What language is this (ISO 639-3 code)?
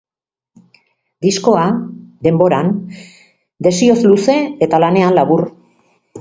eus